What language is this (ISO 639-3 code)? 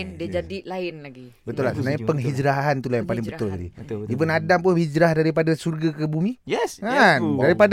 msa